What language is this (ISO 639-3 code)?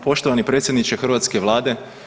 hrv